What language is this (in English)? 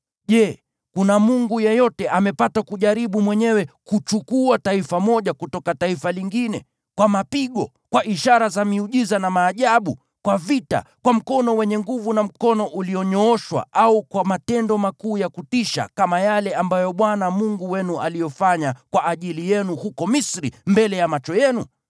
Swahili